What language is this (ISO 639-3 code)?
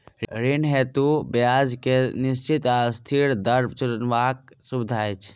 mai